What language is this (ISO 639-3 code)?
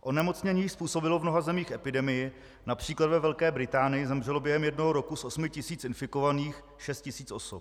ces